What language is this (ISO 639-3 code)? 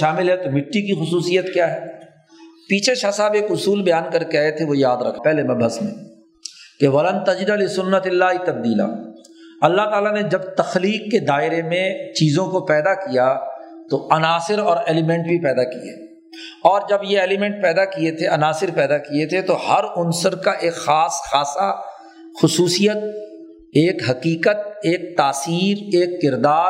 urd